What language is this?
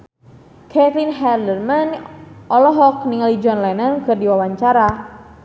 Sundanese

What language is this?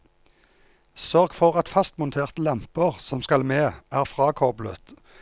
Norwegian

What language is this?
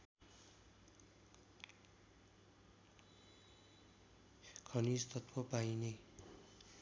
Nepali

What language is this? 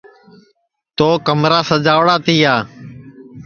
Sansi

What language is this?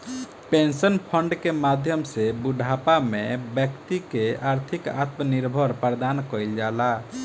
Bhojpuri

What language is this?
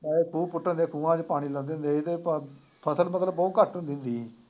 Punjabi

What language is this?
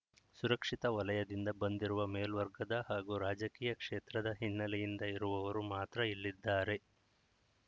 Kannada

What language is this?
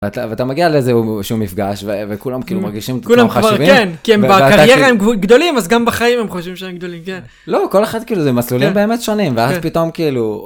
Hebrew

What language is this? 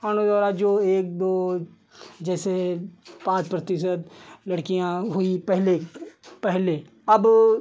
Hindi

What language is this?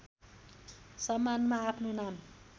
Nepali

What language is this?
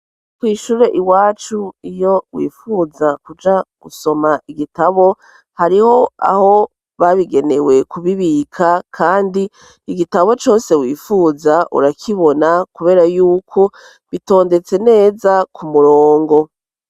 Rundi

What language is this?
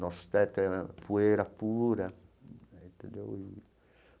Portuguese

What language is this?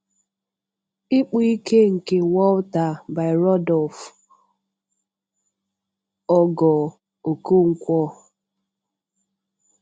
Igbo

